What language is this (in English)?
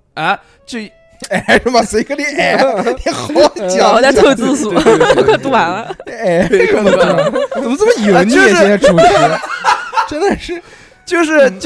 Chinese